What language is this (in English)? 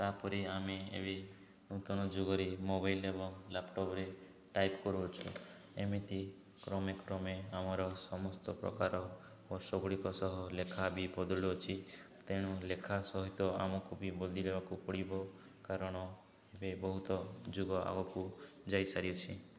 Odia